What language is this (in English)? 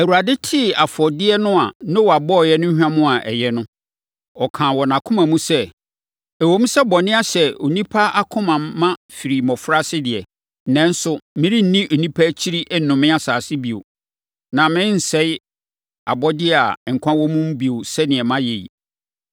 Akan